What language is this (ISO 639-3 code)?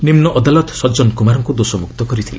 ori